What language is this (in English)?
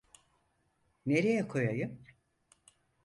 Turkish